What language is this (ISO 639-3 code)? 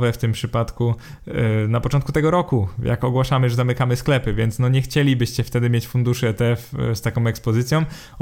pol